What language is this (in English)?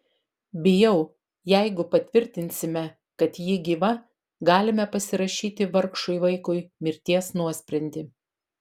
Lithuanian